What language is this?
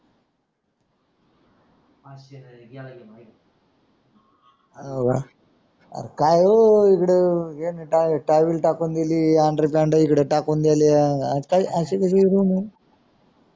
Marathi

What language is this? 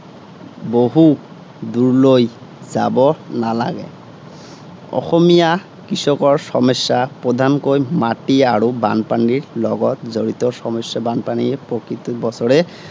Assamese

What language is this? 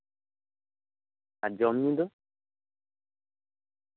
Santali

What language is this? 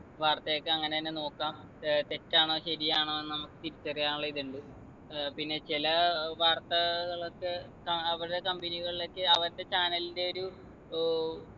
Malayalam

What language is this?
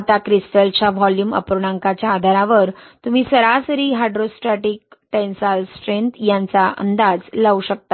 Marathi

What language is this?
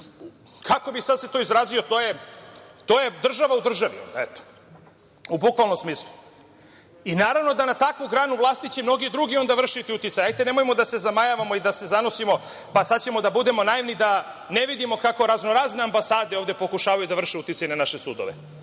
Serbian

